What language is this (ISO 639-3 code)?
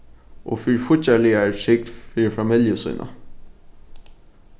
fao